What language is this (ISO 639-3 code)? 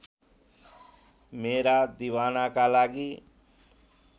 nep